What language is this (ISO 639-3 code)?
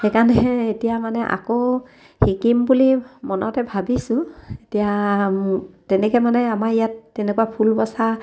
asm